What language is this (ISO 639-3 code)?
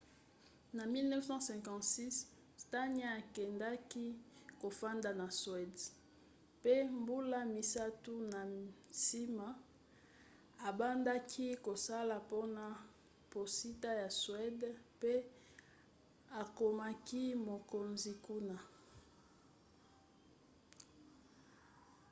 lin